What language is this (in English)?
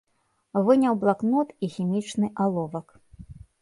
Belarusian